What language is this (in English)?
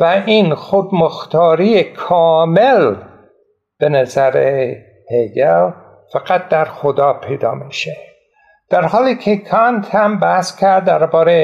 Persian